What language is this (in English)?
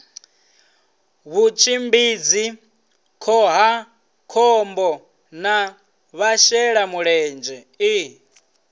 Venda